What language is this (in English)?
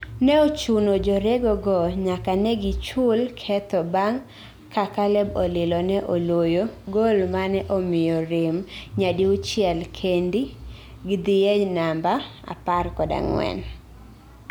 Luo (Kenya and Tanzania)